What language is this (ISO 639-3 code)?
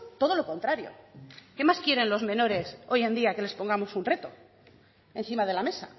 spa